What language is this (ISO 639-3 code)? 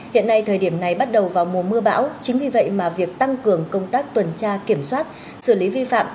vie